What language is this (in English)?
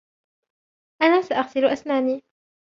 Arabic